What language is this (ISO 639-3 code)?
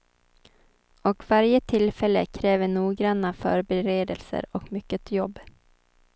swe